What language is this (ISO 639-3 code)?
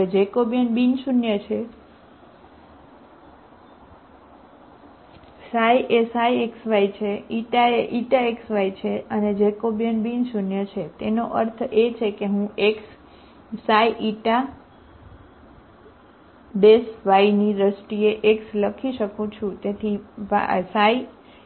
guj